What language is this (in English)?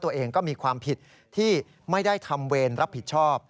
Thai